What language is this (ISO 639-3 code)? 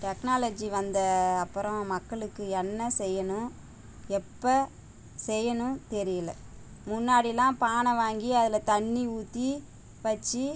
tam